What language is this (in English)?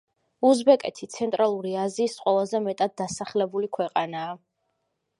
Georgian